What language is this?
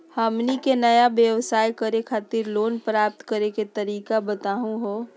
Magahi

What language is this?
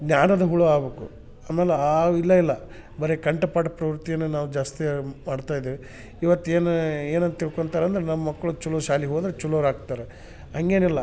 Kannada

